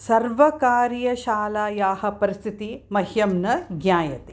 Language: Sanskrit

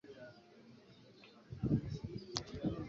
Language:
Swahili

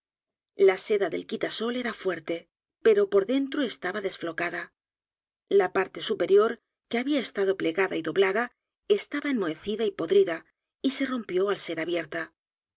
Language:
Spanish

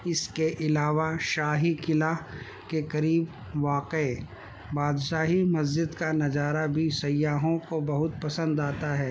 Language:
Urdu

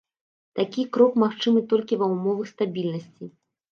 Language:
Belarusian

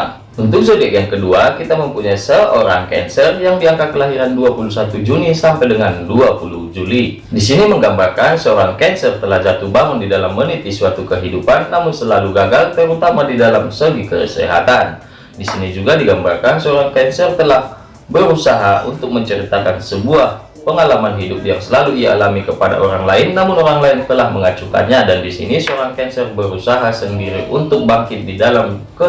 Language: Indonesian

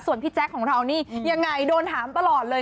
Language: Thai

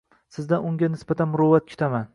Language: Uzbek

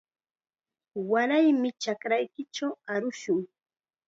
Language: Chiquián Ancash Quechua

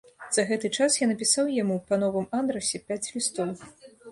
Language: Belarusian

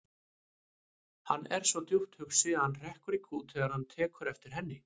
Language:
Icelandic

